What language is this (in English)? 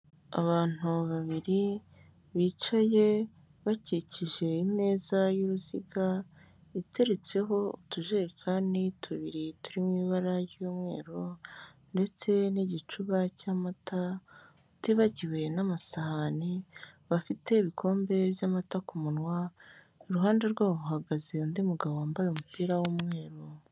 Kinyarwanda